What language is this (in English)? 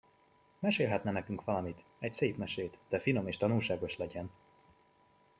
Hungarian